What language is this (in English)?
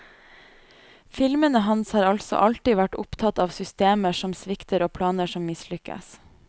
Norwegian